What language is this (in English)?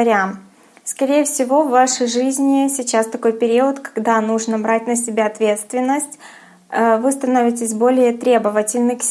Russian